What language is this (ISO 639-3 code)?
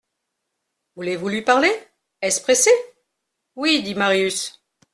fra